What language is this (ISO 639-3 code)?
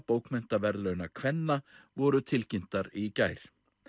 isl